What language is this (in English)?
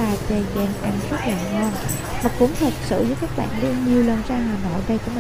Vietnamese